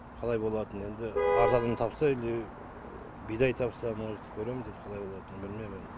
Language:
Kazakh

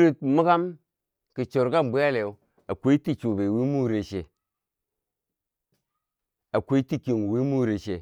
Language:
Bangwinji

